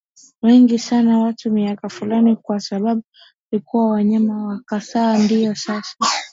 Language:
Swahili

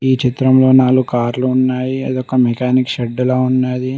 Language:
Telugu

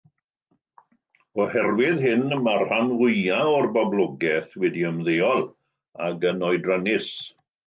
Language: Welsh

